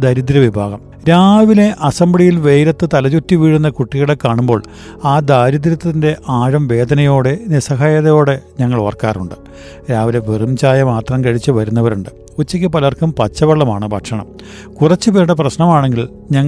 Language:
Malayalam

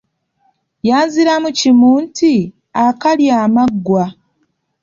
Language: Ganda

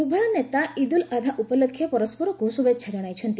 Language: Odia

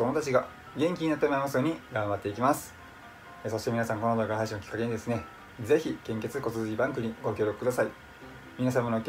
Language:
Japanese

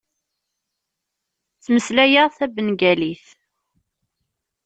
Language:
Kabyle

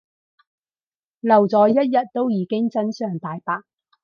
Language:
Cantonese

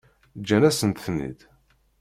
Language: Kabyle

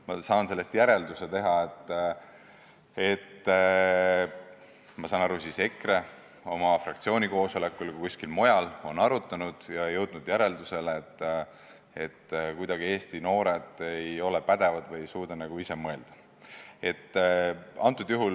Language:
Estonian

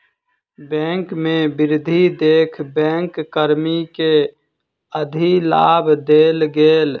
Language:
Maithili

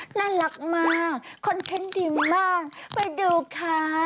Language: Thai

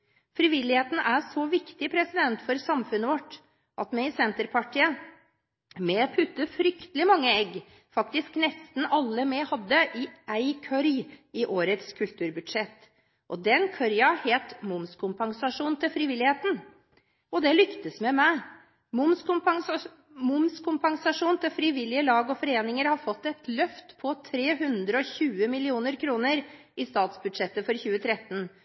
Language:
Norwegian Bokmål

